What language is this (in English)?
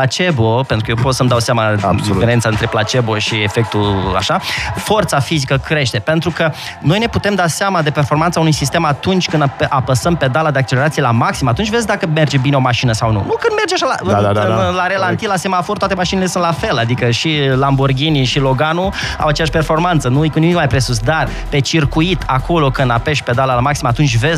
Romanian